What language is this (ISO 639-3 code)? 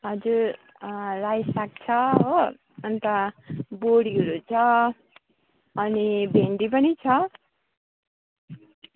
nep